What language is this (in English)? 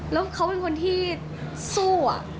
Thai